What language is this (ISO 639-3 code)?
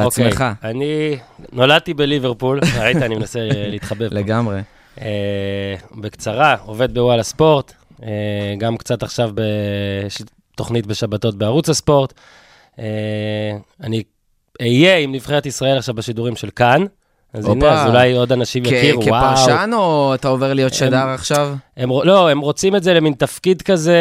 heb